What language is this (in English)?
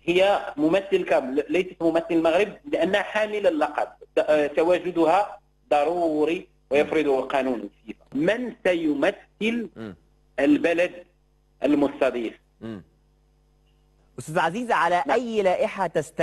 Arabic